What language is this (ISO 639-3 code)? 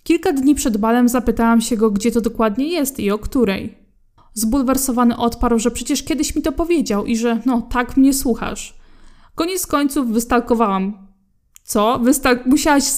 pol